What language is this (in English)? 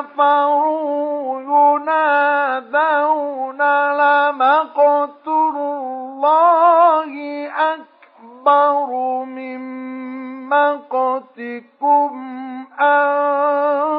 Arabic